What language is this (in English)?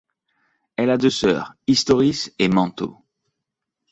French